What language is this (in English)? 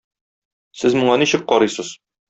Tatar